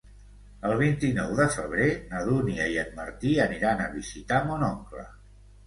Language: Catalan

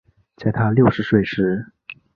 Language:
Chinese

